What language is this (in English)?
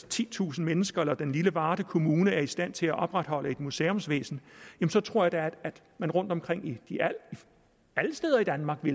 Danish